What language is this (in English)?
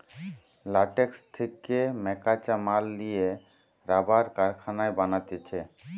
Bangla